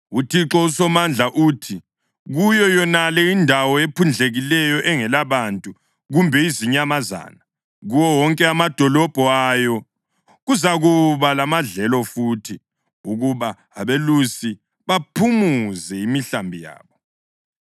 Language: North Ndebele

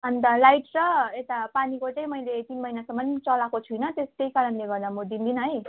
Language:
Nepali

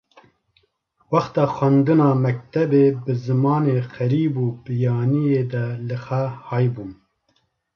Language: Kurdish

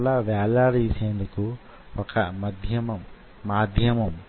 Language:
Telugu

